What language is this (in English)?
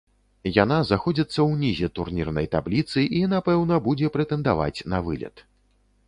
Belarusian